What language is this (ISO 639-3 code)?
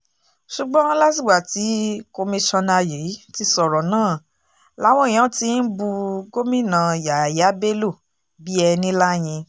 yor